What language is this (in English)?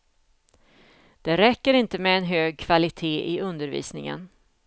Swedish